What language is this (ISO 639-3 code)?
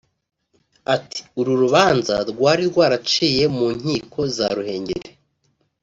kin